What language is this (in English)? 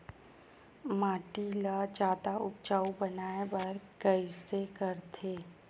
Chhattisgarhi